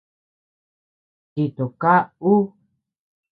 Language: Tepeuxila Cuicatec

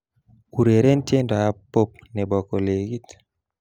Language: Kalenjin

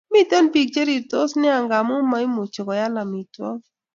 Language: Kalenjin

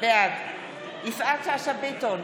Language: Hebrew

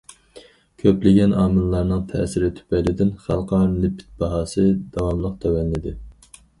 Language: Uyghur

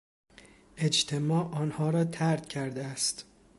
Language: Persian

